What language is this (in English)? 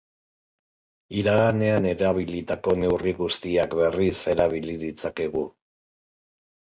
Basque